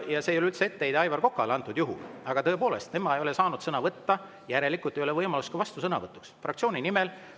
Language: Estonian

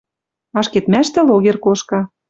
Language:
Western Mari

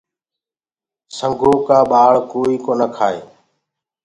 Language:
Gurgula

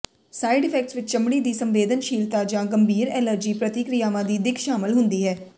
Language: Punjabi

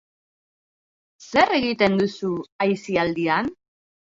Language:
Basque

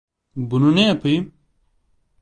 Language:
Turkish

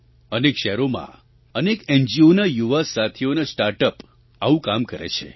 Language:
Gujarati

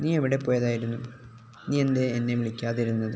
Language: Malayalam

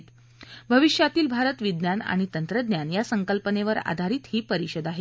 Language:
Marathi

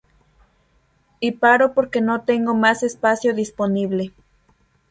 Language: Spanish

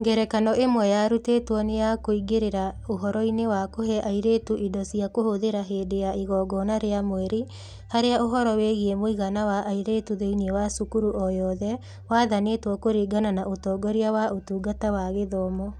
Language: Kikuyu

